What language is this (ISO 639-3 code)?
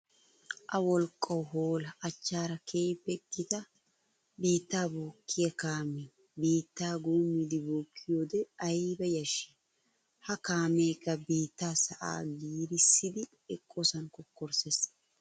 wal